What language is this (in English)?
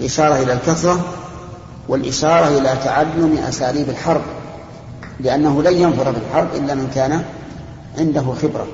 Arabic